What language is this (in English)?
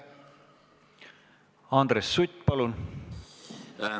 Estonian